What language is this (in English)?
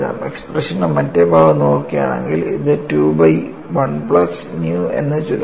Malayalam